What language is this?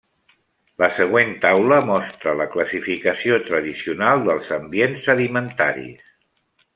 Catalan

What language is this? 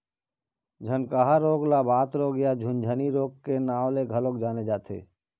Chhattisgarhi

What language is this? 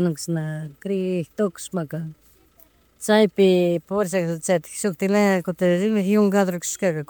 Chimborazo Highland Quichua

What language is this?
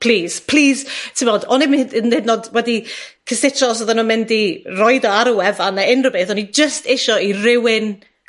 Welsh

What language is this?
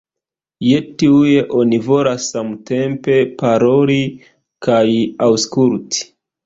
Esperanto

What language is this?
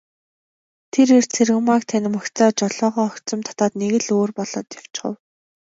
Mongolian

